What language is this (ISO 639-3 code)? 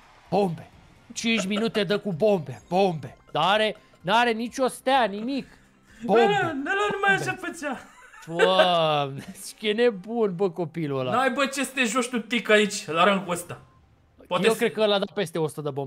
ron